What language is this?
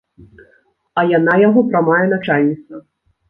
Belarusian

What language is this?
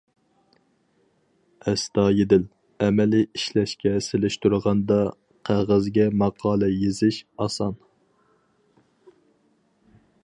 Uyghur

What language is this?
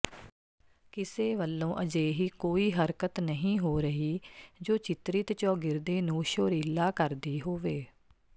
Punjabi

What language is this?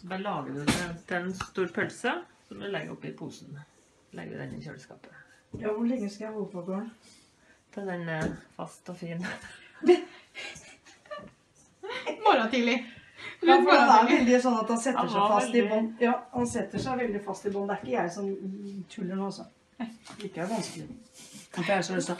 Norwegian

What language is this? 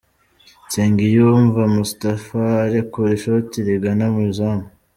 Kinyarwanda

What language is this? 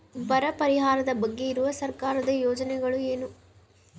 Kannada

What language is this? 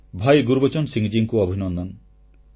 Odia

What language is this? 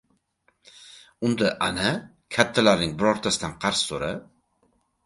Uzbek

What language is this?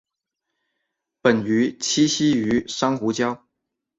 Chinese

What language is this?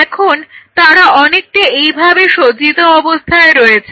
Bangla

